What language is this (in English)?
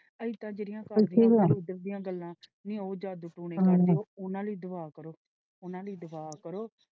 Punjabi